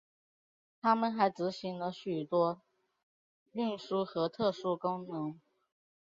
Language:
Chinese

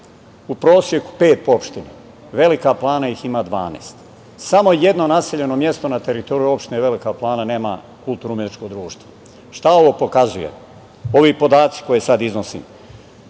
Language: Serbian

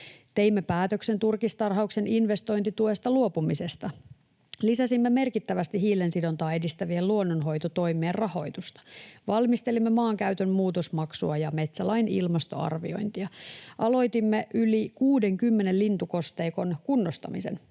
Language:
Finnish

